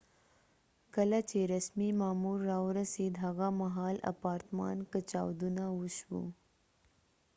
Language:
Pashto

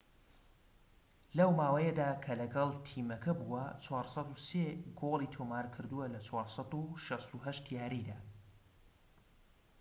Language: Central Kurdish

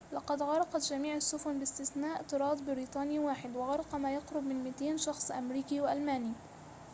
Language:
Arabic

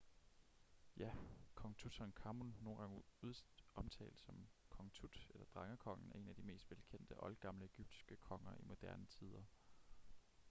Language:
Danish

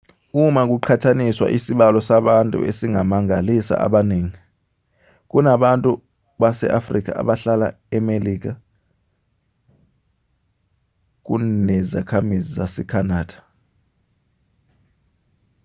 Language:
Zulu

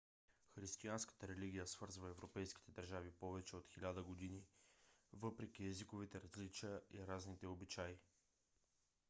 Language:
Bulgarian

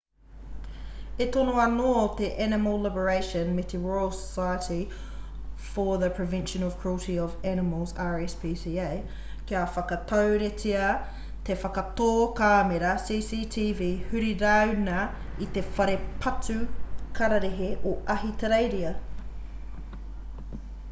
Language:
Māori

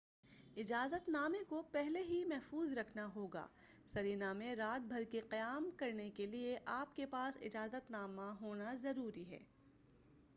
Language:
Urdu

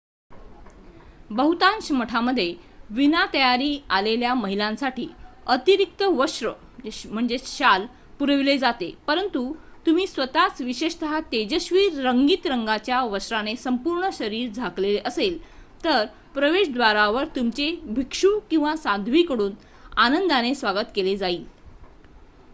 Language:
Marathi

